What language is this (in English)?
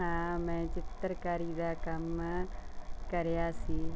Punjabi